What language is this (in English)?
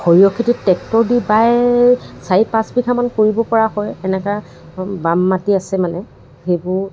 Assamese